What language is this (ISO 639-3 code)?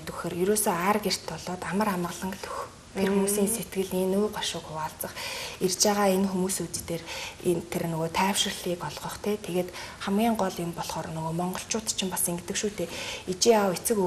ron